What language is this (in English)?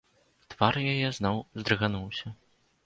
Belarusian